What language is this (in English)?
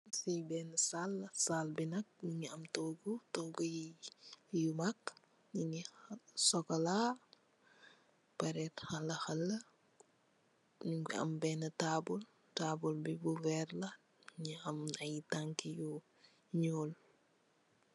Wolof